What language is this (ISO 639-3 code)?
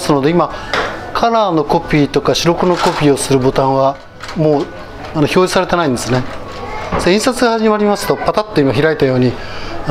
jpn